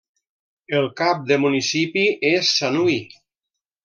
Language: Catalan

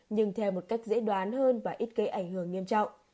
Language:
Vietnamese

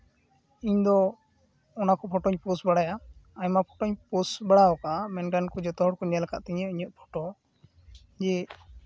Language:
Santali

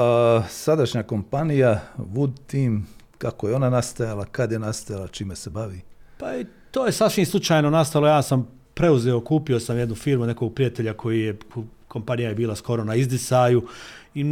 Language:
Croatian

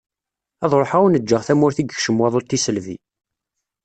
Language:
Kabyle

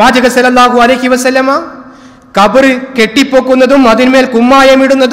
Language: Arabic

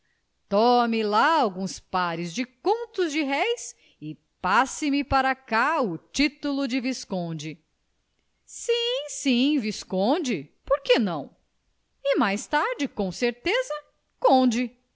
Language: Portuguese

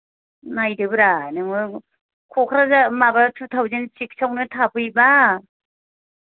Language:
Bodo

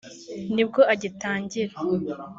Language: Kinyarwanda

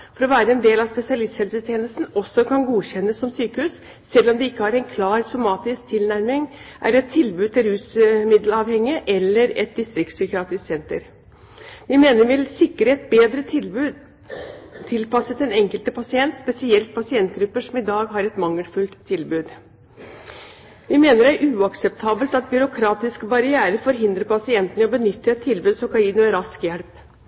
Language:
Norwegian Bokmål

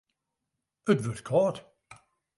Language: Western Frisian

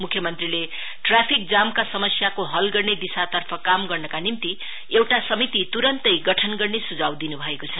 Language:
Nepali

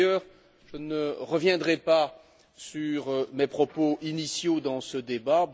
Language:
French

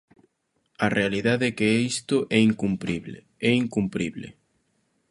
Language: Galician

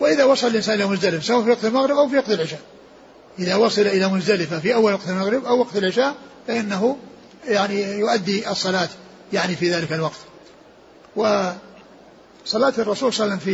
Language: Arabic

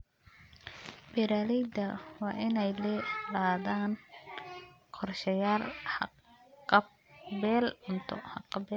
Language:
Somali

